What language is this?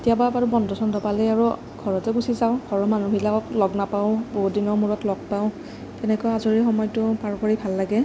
Assamese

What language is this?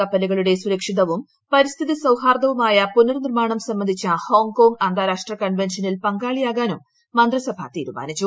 Malayalam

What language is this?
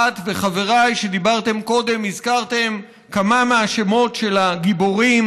Hebrew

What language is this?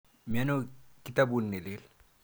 Kalenjin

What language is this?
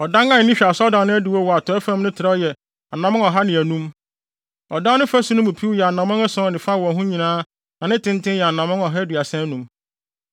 Akan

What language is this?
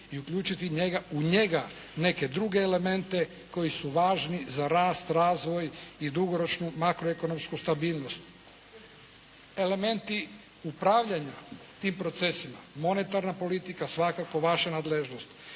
Croatian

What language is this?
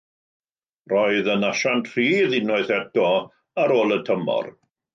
Welsh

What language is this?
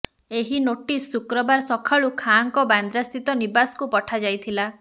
Odia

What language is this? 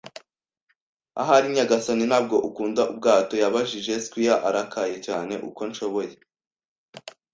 Kinyarwanda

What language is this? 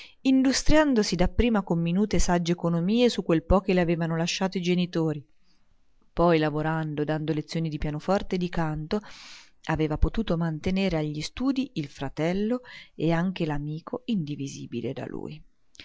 Italian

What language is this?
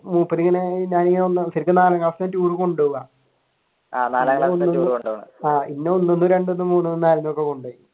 Malayalam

